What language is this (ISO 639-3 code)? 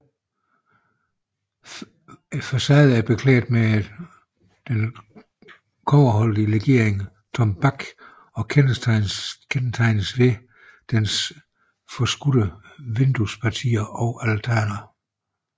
dan